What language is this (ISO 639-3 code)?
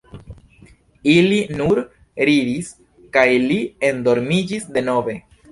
epo